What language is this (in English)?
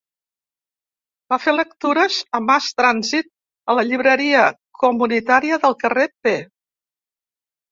Catalan